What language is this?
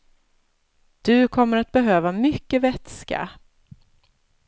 Swedish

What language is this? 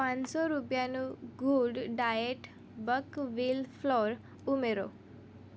Gujarati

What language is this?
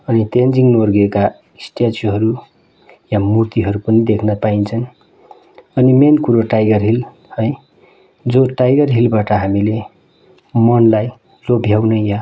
Nepali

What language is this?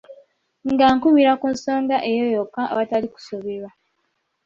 Ganda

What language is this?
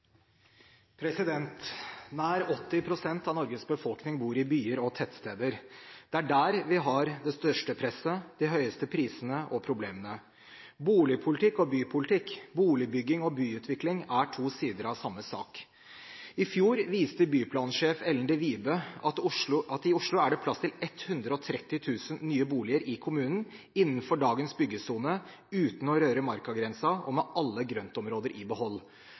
Norwegian Bokmål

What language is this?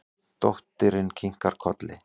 Icelandic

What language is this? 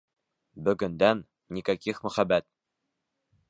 Bashkir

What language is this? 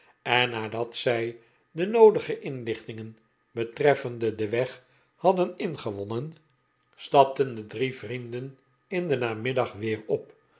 Dutch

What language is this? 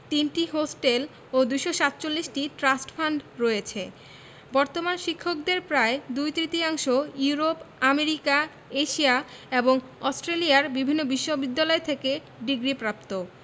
Bangla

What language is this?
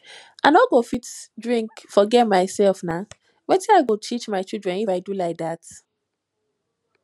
Nigerian Pidgin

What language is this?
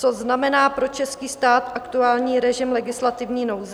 Czech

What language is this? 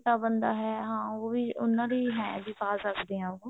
Punjabi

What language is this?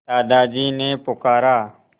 Hindi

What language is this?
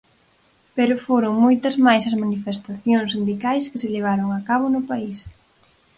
Galician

